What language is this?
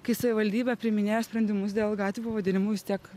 Lithuanian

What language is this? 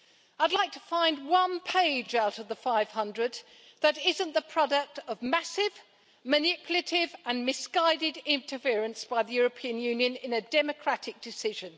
English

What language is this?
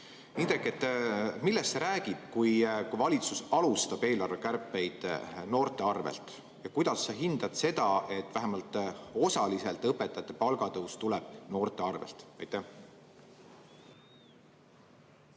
Estonian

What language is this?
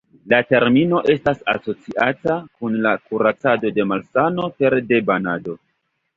Esperanto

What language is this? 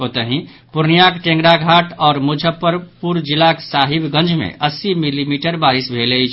Maithili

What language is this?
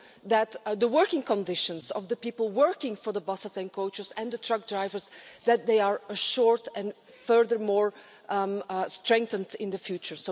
English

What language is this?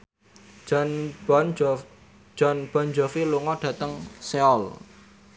Javanese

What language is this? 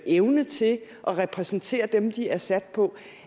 Danish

